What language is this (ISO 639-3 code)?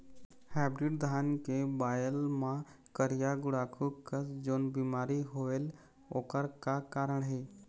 hne